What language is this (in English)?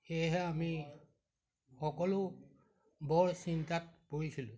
Assamese